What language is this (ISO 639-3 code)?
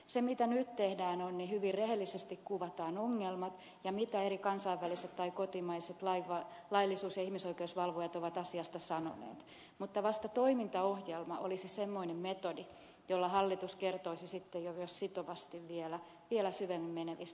fin